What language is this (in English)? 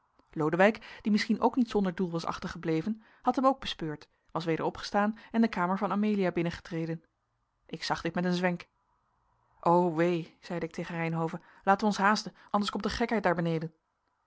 Dutch